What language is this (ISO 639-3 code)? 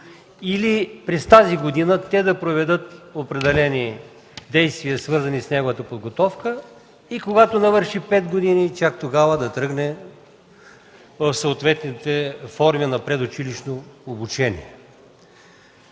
bul